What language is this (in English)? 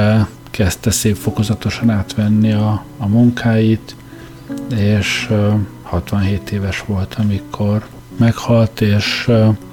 Hungarian